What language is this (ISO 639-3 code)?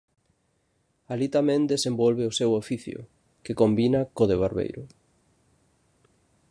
glg